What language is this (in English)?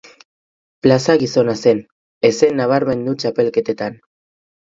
Basque